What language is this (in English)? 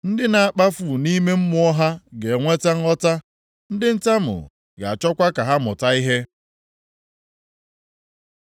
Igbo